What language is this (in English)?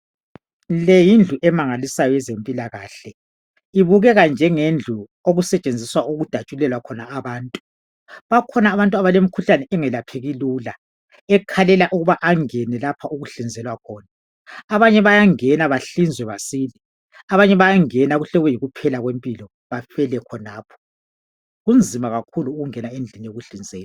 North Ndebele